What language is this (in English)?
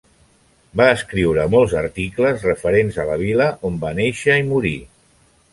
Catalan